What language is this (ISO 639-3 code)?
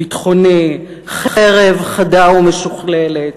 heb